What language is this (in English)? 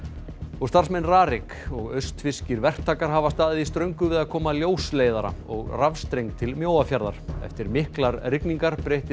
Icelandic